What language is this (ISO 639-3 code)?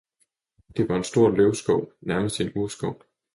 dan